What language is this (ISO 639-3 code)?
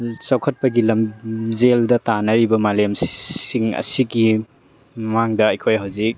mni